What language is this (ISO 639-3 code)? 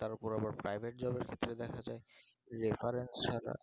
ben